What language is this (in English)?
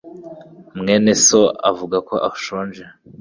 Kinyarwanda